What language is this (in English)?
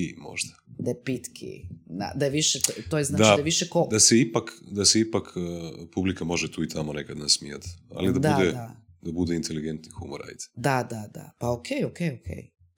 Croatian